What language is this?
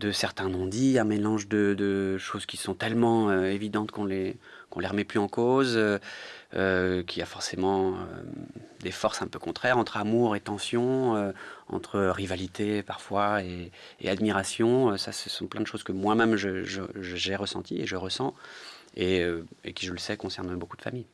French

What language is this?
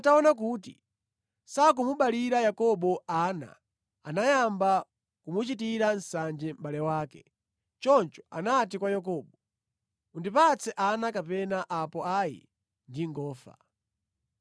Nyanja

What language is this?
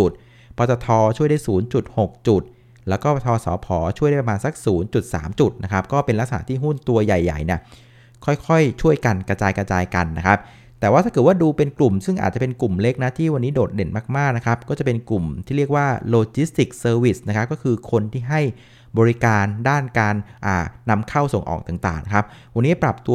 Thai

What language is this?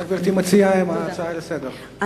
Hebrew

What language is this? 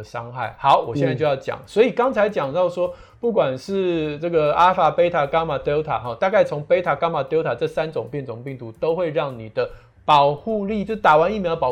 Chinese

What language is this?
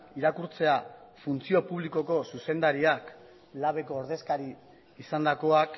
Basque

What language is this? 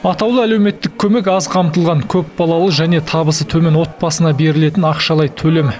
Kazakh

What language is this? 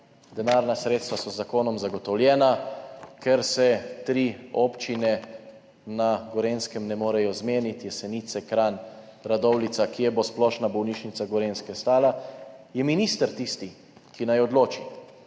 Slovenian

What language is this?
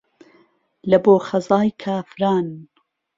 Central Kurdish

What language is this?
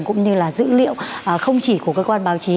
Vietnamese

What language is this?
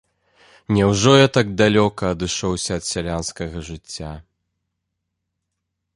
Belarusian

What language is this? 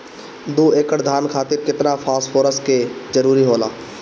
Bhojpuri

